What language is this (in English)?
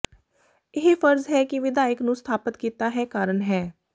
Punjabi